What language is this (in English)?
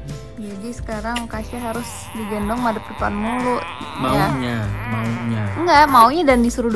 Indonesian